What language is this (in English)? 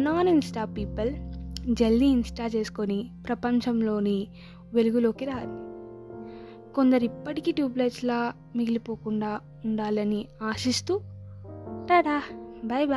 Telugu